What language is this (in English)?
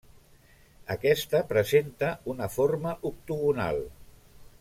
Catalan